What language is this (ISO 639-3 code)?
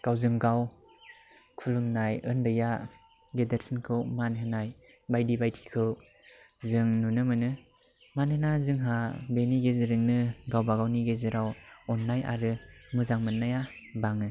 brx